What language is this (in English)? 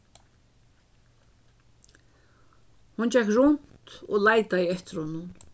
Faroese